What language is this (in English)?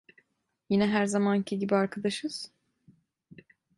Turkish